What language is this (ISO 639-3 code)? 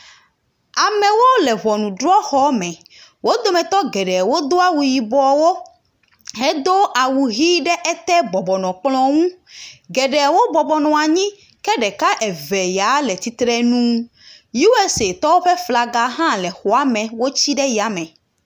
ewe